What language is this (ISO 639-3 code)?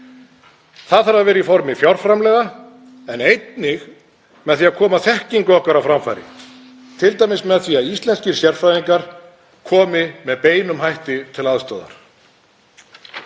isl